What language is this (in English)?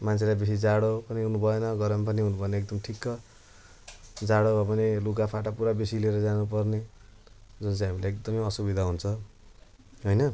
Nepali